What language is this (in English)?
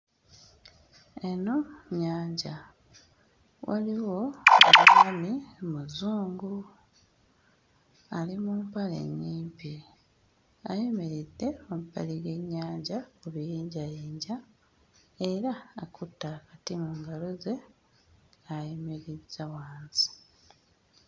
Ganda